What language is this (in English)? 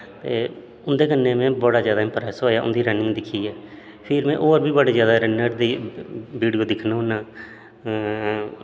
Dogri